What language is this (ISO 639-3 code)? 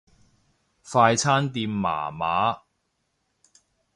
yue